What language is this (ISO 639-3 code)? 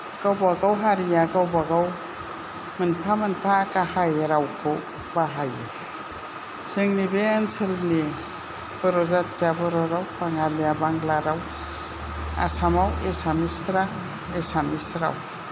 brx